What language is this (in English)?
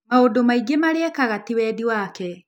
Kikuyu